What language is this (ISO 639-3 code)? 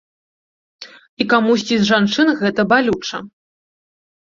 bel